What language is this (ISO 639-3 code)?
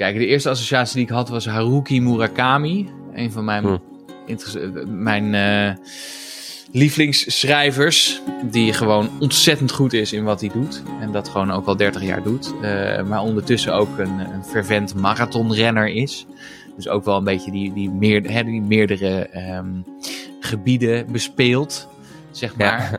nld